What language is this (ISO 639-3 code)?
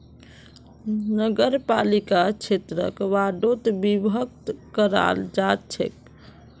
mag